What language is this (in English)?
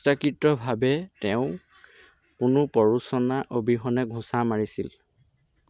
Assamese